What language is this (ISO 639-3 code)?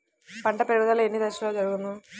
tel